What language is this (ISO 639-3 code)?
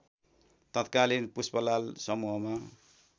nep